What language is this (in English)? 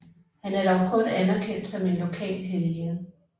Danish